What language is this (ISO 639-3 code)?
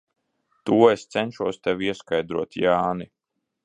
lav